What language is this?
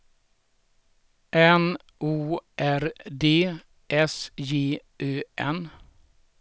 Swedish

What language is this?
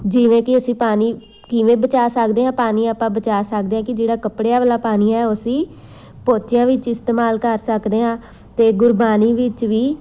Punjabi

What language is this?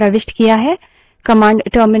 Hindi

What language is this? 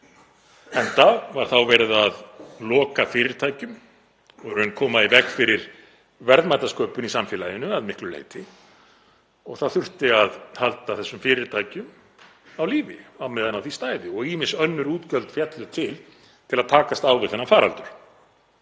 Icelandic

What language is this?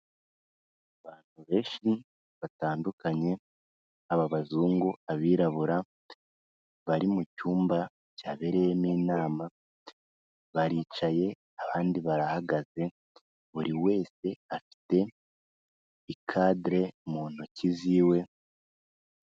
Kinyarwanda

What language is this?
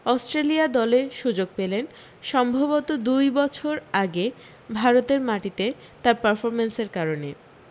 Bangla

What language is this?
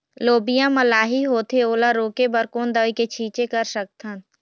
Chhattisgarhi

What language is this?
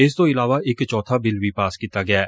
Punjabi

